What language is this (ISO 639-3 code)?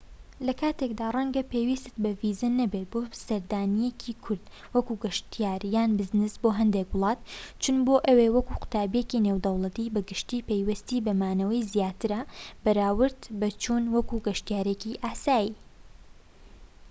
ckb